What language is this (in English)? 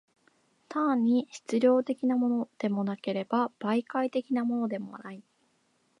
Japanese